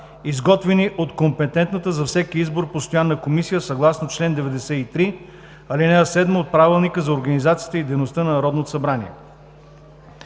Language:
Bulgarian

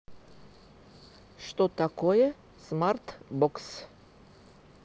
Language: Russian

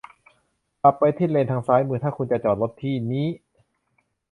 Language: Thai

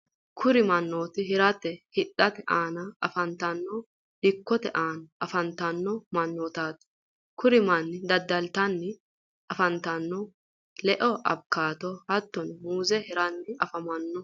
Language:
Sidamo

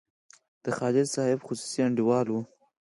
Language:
Pashto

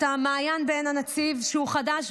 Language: Hebrew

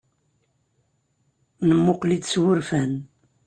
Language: Kabyle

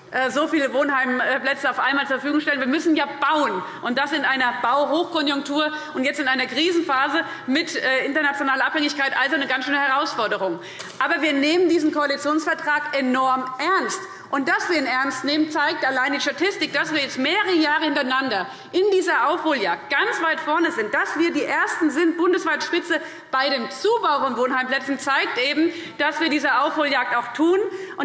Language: German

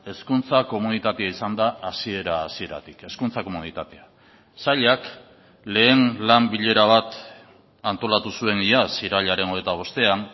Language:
Basque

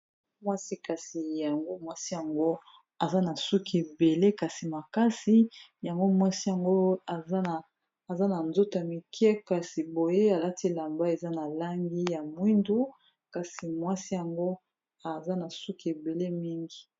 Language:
Lingala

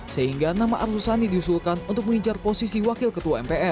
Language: Indonesian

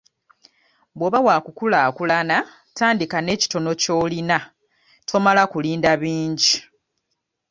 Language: Ganda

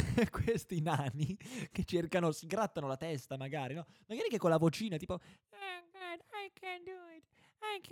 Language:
Italian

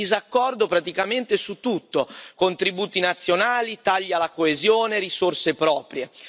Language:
Italian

